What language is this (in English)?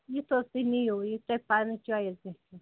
Kashmiri